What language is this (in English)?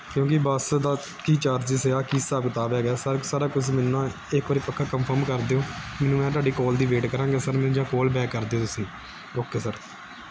Punjabi